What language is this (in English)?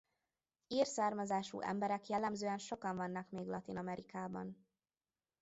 Hungarian